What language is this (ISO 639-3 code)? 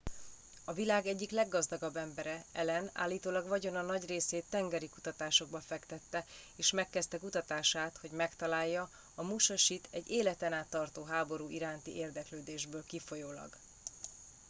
hun